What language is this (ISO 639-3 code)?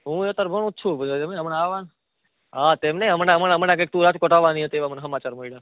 guj